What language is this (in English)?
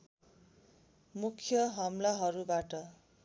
Nepali